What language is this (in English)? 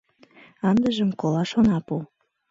Mari